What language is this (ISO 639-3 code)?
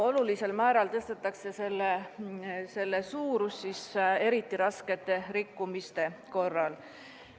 est